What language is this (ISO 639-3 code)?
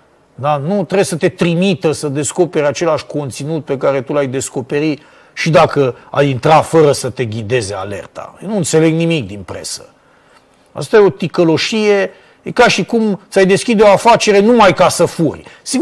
ron